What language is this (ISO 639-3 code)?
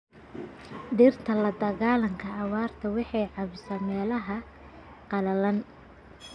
som